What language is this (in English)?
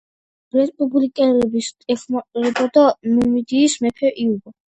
Georgian